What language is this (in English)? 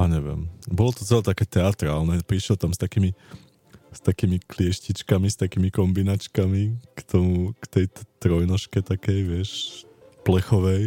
Slovak